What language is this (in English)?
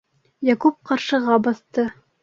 Bashkir